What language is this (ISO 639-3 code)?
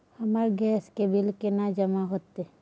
mai